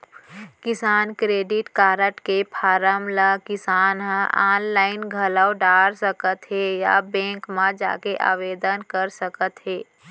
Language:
Chhattisgarhi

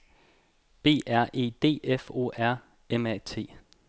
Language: Danish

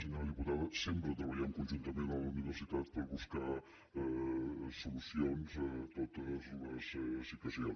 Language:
Catalan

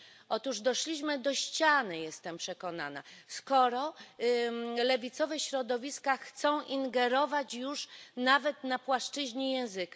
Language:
Polish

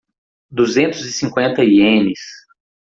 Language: Portuguese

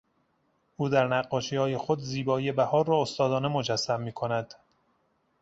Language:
Persian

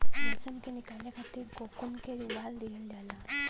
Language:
Bhojpuri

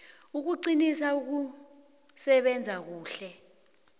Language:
South Ndebele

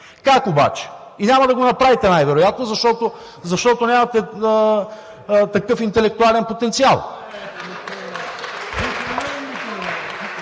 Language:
Bulgarian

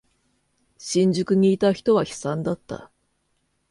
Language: Japanese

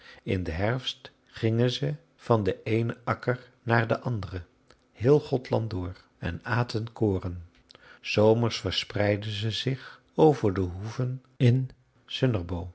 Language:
Dutch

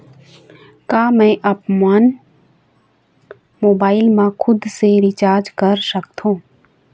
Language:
Chhattisgarhi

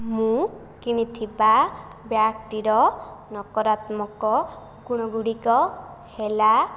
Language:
Odia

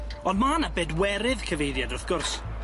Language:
Welsh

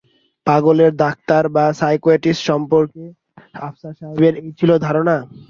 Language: Bangla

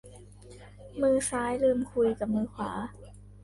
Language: Thai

